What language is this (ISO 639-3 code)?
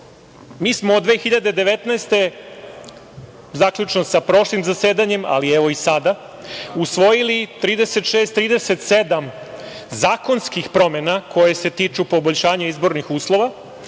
srp